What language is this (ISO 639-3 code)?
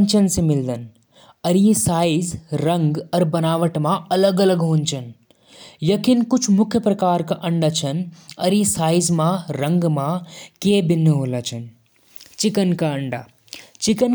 jns